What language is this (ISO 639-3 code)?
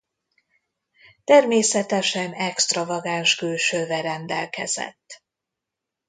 hun